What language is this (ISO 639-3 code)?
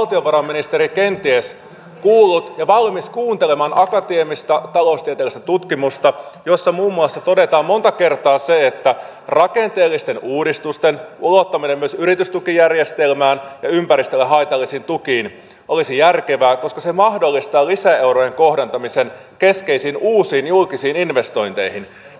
fin